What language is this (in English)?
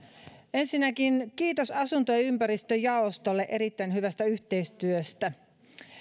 Finnish